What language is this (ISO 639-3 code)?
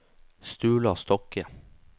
nor